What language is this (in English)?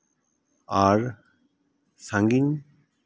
Santali